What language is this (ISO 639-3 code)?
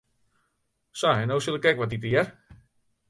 fry